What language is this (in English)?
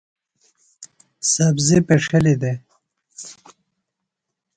Phalura